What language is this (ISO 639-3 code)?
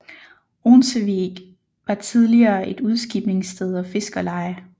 dan